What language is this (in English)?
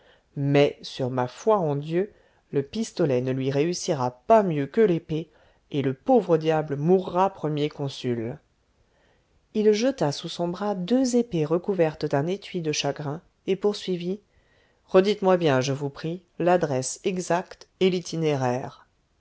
French